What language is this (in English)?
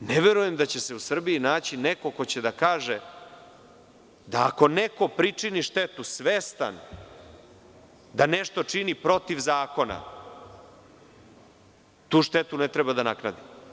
Serbian